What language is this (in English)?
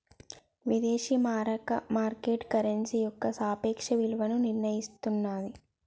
Telugu